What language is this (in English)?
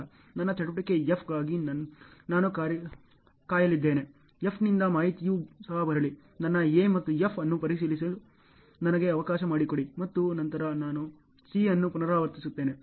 Kannada